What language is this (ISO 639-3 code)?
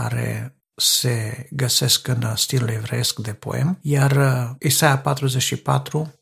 ron